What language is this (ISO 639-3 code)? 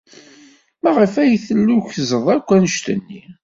kab